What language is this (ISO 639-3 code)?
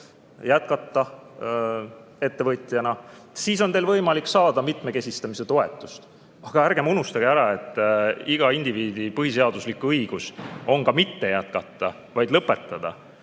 est